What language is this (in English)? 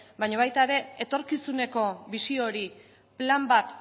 Basque